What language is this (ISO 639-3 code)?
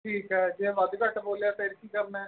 pan